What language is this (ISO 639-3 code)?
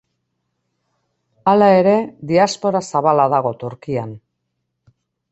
eus